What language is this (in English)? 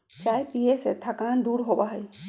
Magahi